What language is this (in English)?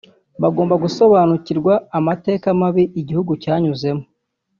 Kinyarwanda